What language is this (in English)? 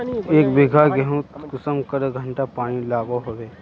Magahi